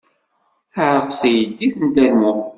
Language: Kabyle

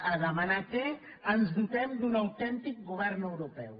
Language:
Catalan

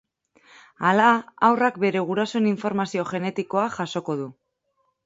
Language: Basque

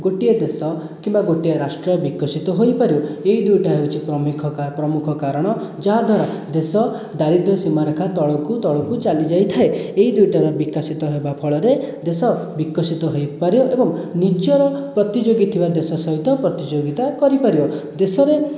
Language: Odia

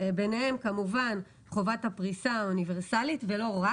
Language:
Hebrew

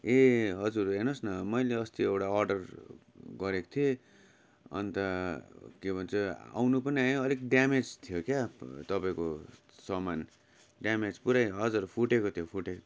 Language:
Nepali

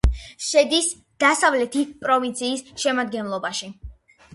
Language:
Georgian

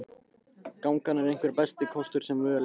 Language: Icelandic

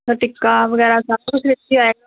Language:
Punjabi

